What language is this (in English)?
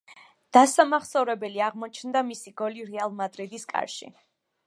Georgian